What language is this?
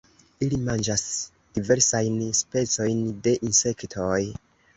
Esperanto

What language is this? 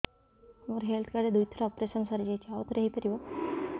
Odia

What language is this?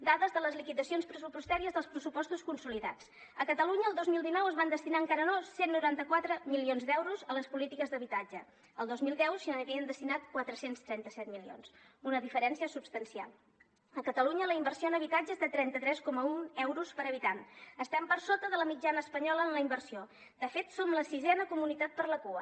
Catalan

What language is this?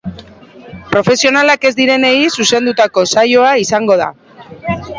Basque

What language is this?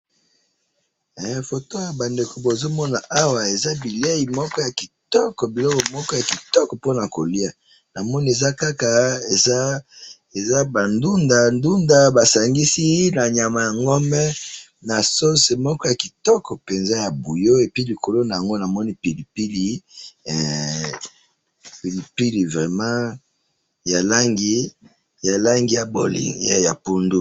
Lingala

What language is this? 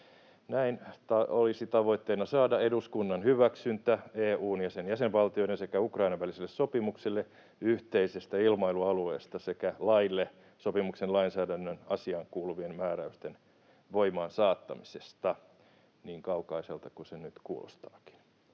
Finnish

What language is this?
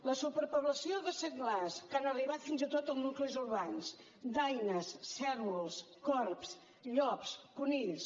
Catalan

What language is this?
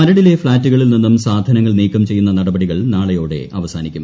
Malayalam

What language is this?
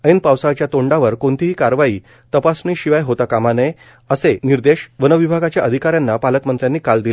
Marathi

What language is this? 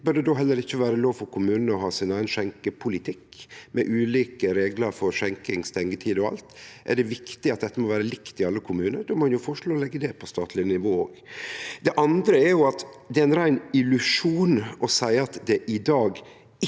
Norwegian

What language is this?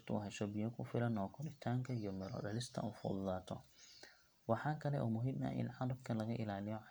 Somali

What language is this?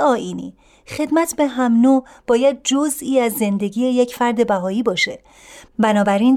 Persian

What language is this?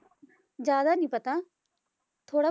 Punjabi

